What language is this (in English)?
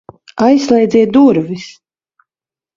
Latvian